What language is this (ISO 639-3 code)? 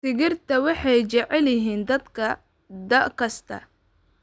som